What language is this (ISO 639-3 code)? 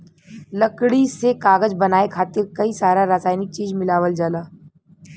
bho